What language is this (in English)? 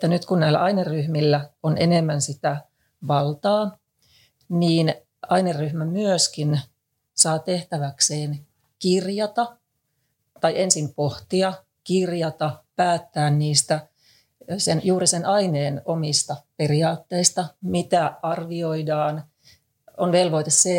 Finnish